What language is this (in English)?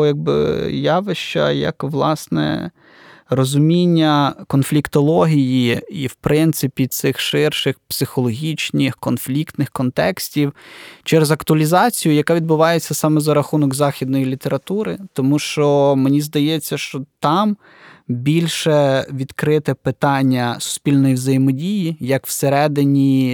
Ukrainian